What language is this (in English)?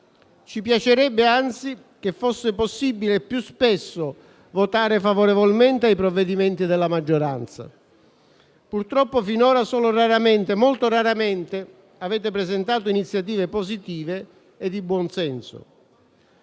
Italian